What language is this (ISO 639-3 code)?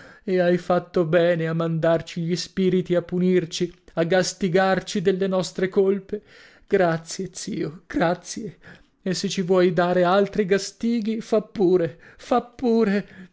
ita